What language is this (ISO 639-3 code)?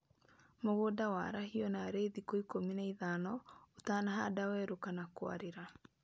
kik